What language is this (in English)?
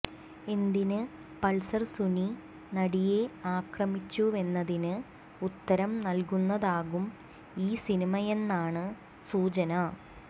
Malayalam